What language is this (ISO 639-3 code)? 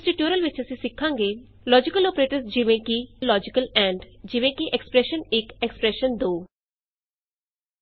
pan